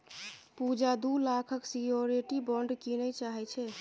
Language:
Maithili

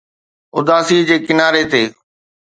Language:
Sindhi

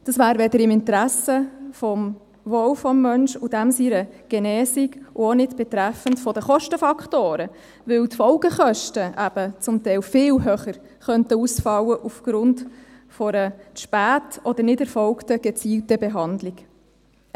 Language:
Swiss German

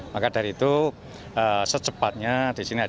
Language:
Indonesian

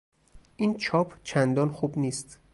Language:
Persian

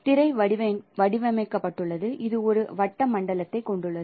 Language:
Tamil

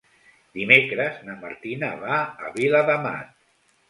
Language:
Catalan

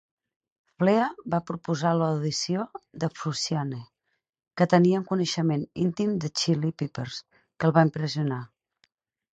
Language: Catalan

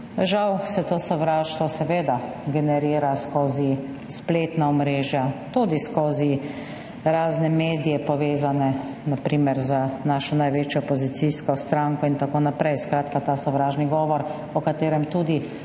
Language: Slovenian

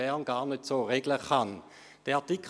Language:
Swiss German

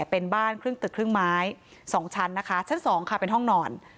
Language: Thai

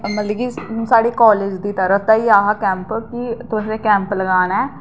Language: Dogri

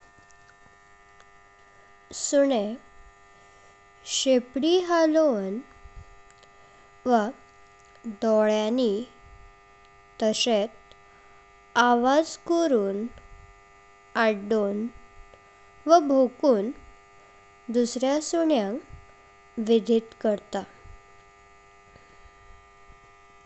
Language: Konkani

